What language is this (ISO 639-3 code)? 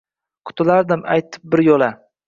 uzb